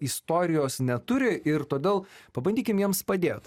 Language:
Lithuanian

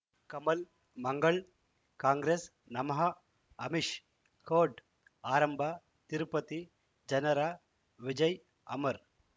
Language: Kannada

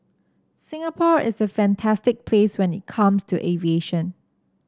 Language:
English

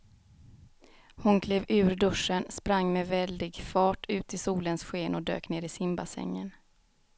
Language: Swedish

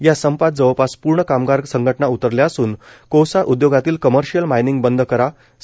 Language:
Marathi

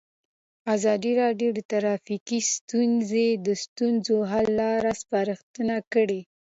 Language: Pashto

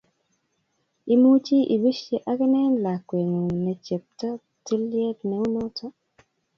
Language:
Kalenjin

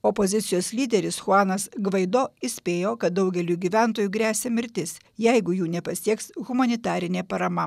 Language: Lithuanian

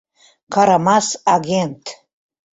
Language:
Mari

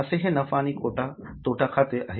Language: Marathi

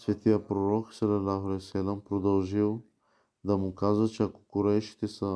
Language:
Bulgarian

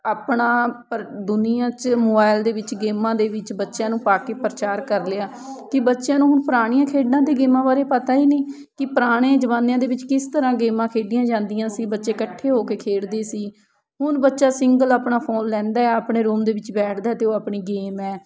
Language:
Punjabi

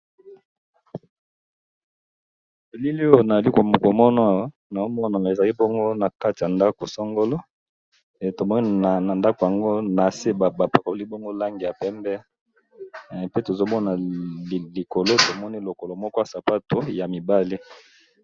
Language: Lingala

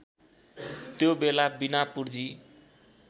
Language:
Nepali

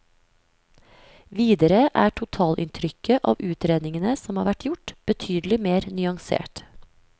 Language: Norwegian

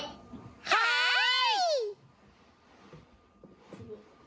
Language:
Japanese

